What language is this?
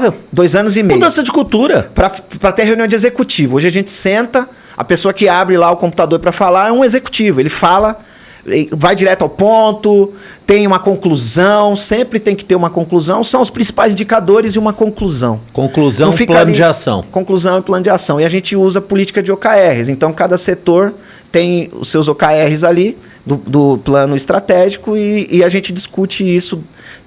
Portuguese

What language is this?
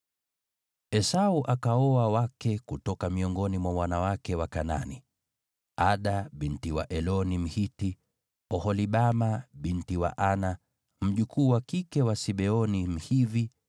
Swahili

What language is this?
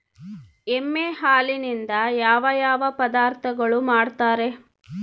Kannada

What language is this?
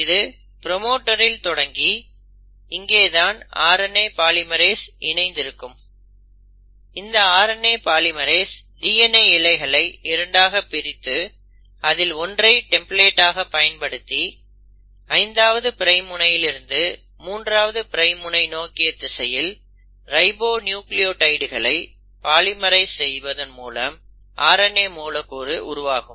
Tamil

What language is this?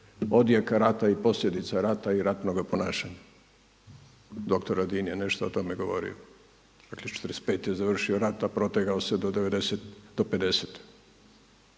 Croatian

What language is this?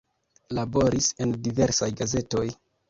Esperanto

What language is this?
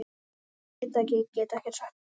Icelandic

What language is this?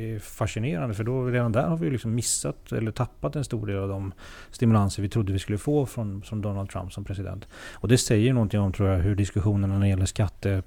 Swedish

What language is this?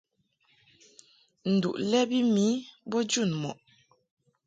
Mungaka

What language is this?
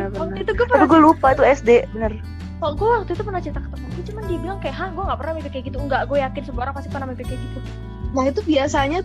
Indonesian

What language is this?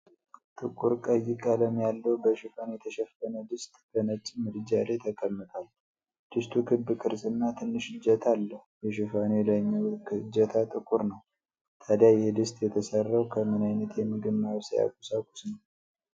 Amharic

